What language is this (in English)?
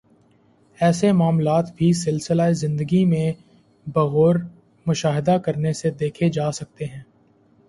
Urdu